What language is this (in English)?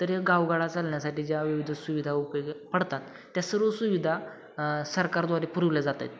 Marathi